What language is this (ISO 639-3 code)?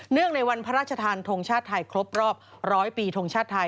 tha